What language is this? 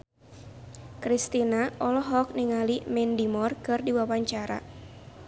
Sundanese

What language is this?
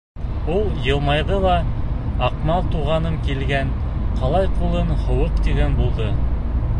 Bashkir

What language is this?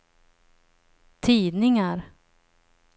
Swedish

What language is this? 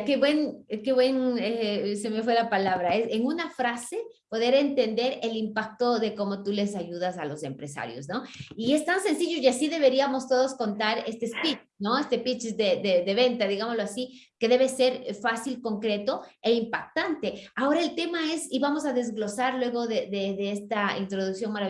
Spanish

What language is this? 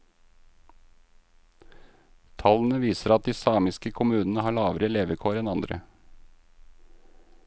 Norwegian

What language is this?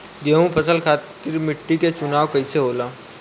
Bhojpuri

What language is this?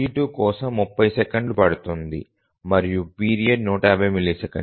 Telugu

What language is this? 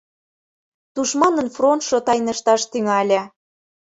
Mari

